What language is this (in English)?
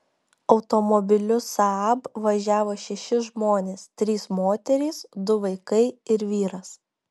Lithuanian